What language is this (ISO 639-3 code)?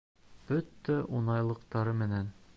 bak